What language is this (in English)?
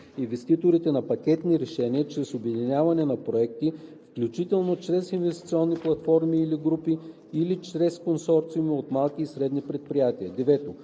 Bulgarian